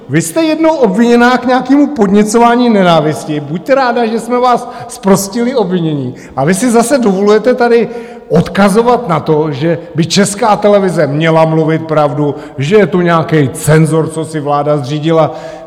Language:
Czech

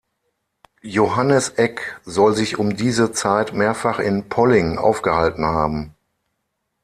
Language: German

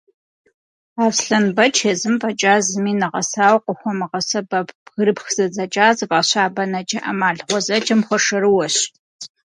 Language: Kabardian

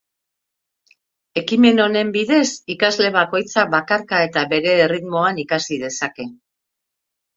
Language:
Basque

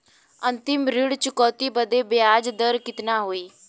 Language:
Bhojpuri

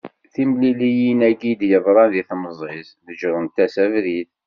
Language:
Kabyle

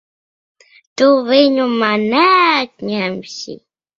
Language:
Latvian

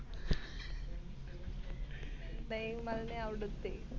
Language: Marathi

